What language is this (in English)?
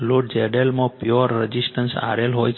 Gujarati